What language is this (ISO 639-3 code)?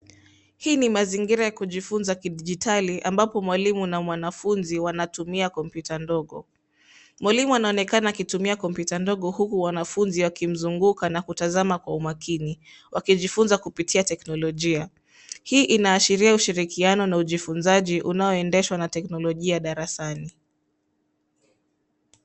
swa